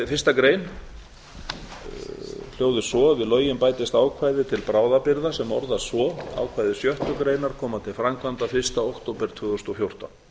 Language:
Icelandic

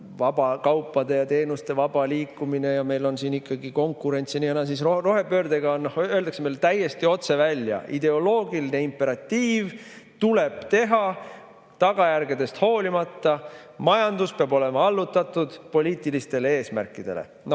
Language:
Estonian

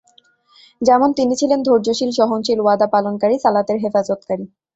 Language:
Bangla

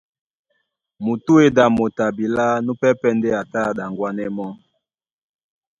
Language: Duala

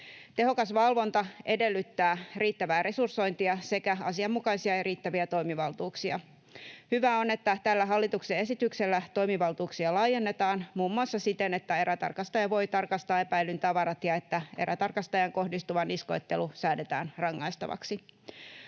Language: Finnish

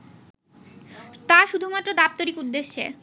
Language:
Bangla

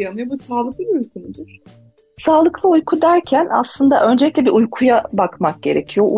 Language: Turkish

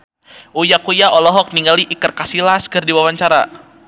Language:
Sundanese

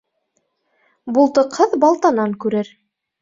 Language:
Bashkir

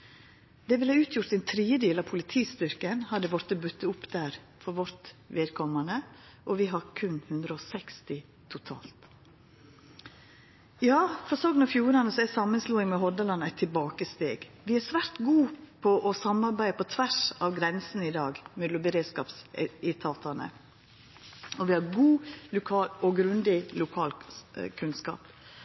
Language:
Norwegian Nynorsk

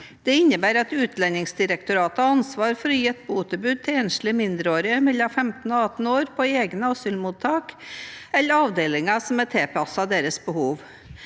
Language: Norwegian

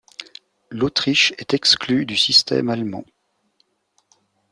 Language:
French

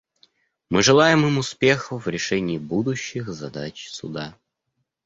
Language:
Russian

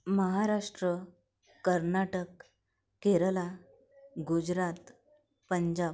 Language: Marathi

